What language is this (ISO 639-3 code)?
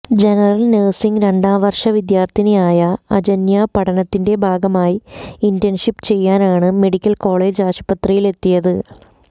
mal